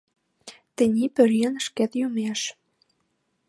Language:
Mari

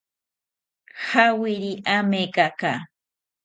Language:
South Ucayali Ashéninka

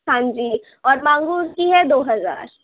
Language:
Urdu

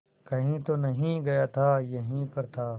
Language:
Hindi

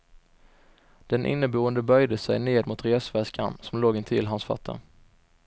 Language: Swedish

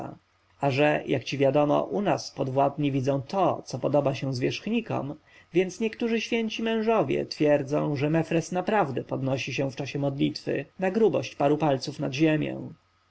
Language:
Polish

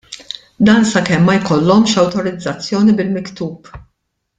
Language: Maltese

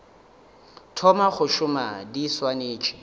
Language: Northern Sotho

